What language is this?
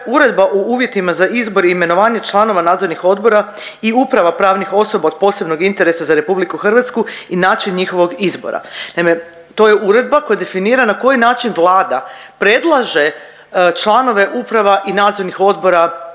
Croatian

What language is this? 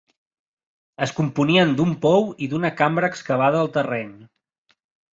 Catalan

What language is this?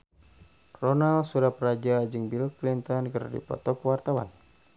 Sundanese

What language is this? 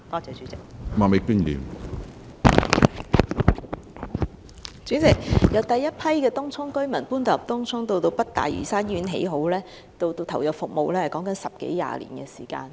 Cantonese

